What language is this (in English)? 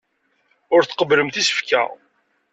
Kabyle